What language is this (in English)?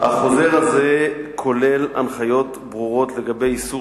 Hebrew